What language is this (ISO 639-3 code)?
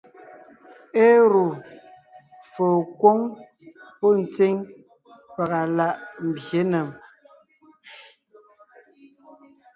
nnh